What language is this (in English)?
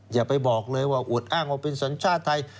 Thai